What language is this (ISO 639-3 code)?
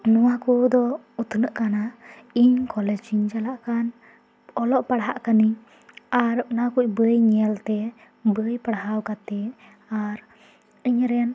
sat